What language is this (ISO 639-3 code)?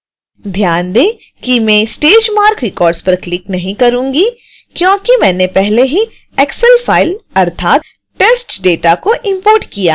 hin